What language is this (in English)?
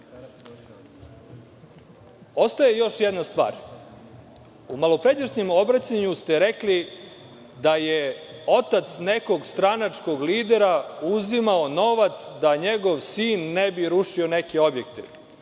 Serbian